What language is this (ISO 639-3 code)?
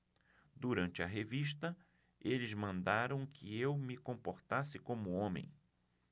por